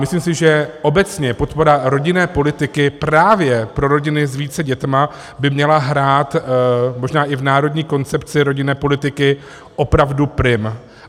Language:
Czech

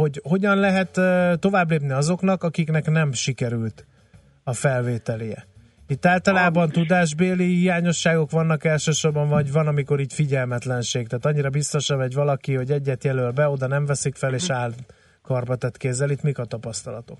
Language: Hungarian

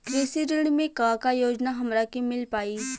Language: Bhojpuri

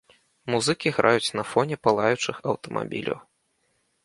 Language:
Belarusian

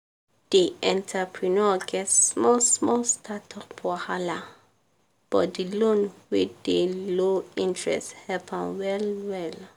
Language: Nigerian Pidgin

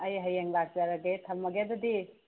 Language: Manipuri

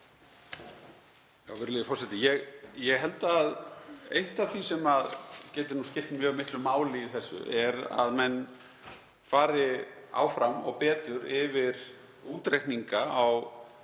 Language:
Icelandic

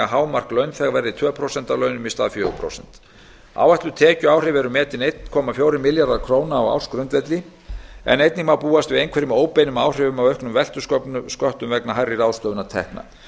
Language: Icelandic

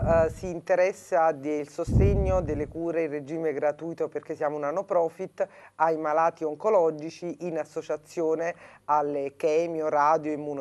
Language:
Italian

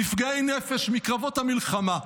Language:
Hebrew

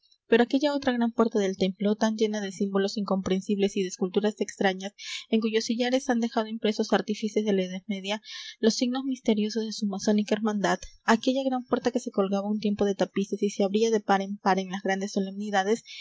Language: Spanish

